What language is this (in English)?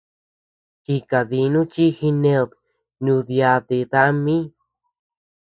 Tepeuxila Cuicatec